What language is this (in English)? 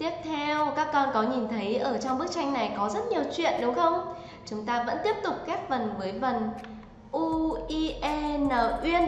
Vietnamese